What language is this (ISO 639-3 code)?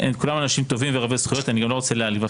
heb